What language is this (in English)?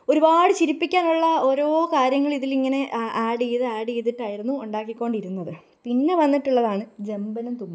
Malayalam